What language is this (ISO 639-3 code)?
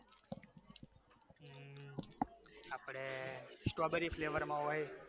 guj